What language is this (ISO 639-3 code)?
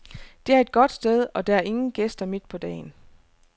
dan